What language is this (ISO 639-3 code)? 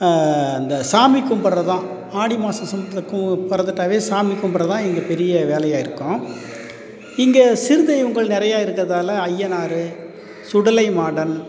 tam